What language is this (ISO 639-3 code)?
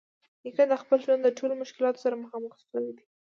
pus